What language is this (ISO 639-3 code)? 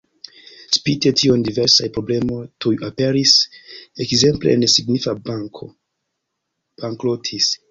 epo